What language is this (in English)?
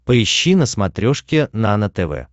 Russian